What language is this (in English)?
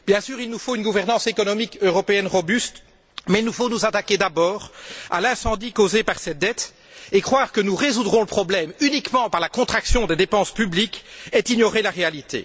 French